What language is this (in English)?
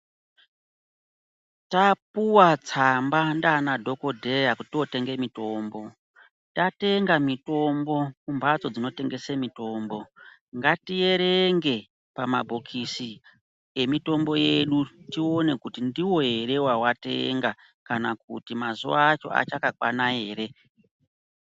Ndau